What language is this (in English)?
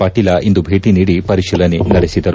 Kannada